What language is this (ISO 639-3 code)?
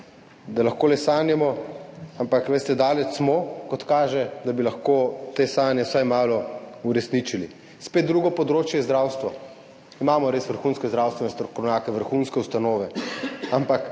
slv